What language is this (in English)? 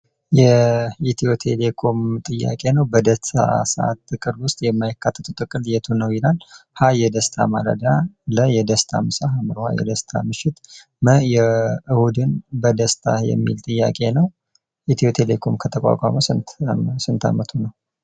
Amharic